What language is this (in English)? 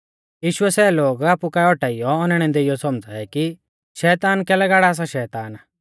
Mahasu Pahari